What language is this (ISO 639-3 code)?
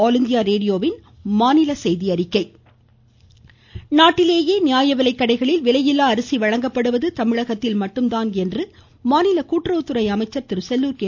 tam